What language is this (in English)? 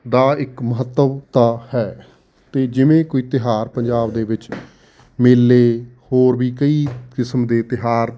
Punjabi